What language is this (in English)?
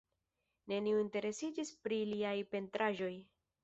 Esperanto